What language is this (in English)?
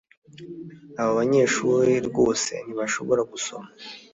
Kinyarwanda